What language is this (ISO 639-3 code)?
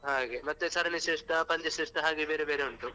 kan